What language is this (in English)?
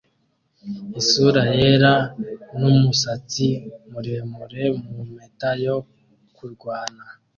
Kinyarwanda